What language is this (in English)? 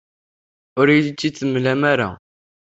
Kabyle